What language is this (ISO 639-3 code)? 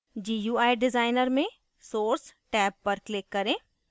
hin